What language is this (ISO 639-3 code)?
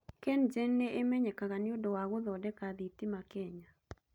kik